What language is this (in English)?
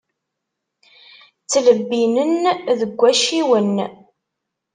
Kabyle